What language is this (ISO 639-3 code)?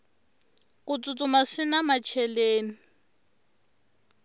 tso